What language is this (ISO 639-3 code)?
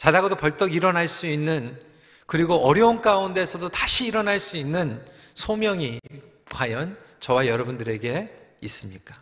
kor